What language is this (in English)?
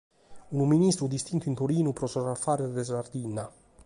Sardinian